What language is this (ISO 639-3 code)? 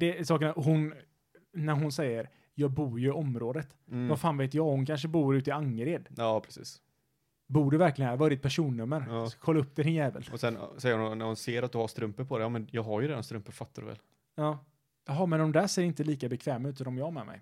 swe